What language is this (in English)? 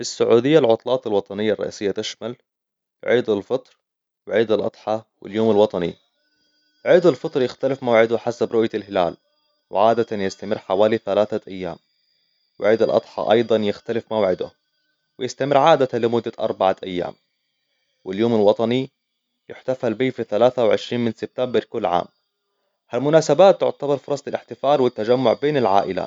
Hijazi Arabic